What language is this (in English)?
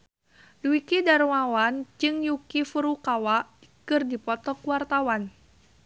Sundanese